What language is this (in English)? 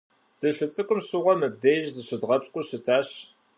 Kabardian